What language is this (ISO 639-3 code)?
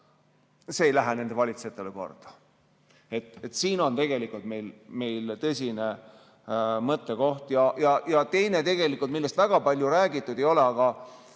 est